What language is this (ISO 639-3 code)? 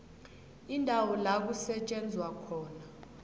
nbl